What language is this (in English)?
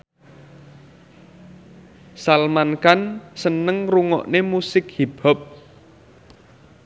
Javanese